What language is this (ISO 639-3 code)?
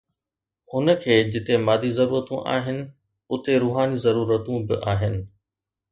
snd